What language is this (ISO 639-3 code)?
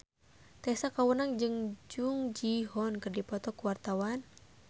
sun